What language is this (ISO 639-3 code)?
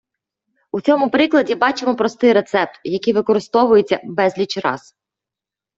ukr